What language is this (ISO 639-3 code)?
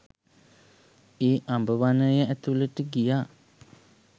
sin